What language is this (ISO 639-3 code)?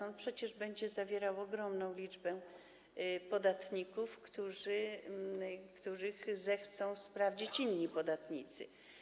pol